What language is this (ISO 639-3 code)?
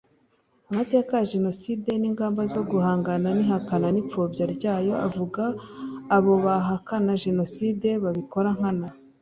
kin